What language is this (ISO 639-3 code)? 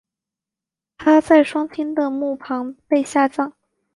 zho